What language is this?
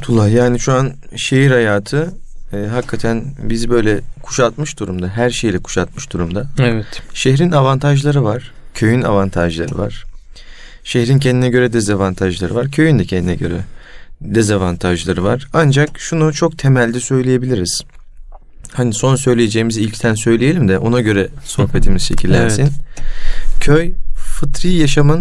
Turkish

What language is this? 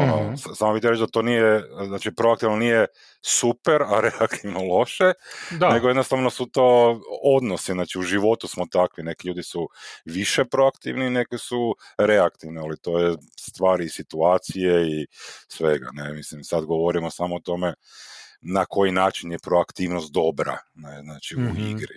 Croatian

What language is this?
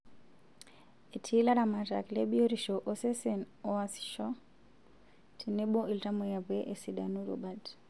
Masai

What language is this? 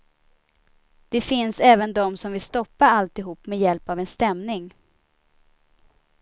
Swedish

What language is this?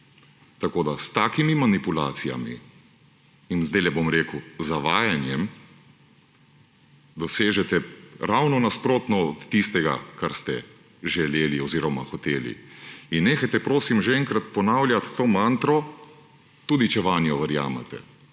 Slovenian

